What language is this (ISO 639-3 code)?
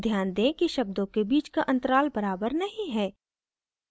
hin